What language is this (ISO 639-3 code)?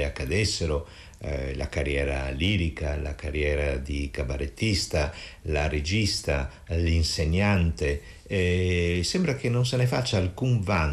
ita